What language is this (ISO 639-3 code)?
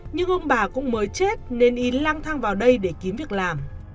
vie